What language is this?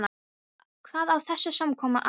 Icelandic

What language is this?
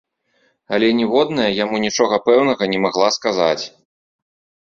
Belarusian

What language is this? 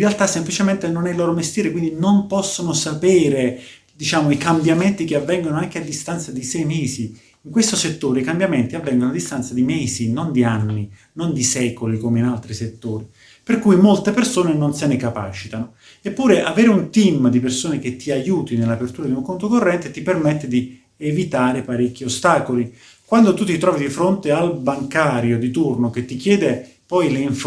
Italian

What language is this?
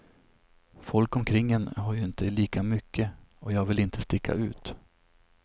Swedish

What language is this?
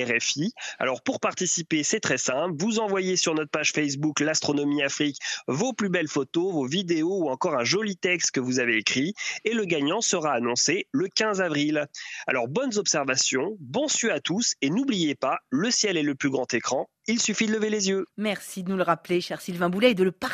French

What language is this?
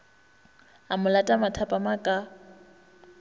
Northern Sotho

